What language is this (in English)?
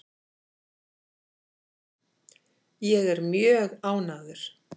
Icelandic